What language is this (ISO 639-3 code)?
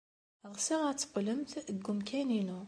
kab